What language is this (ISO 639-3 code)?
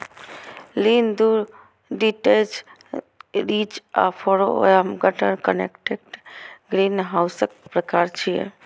mai